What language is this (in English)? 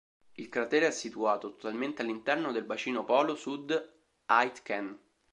Italian